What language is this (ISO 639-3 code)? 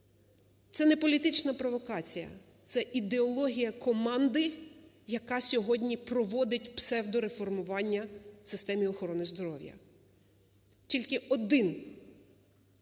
ukr